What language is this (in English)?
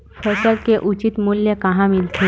Chhattisgarhi